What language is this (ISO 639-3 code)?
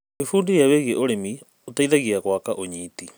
kik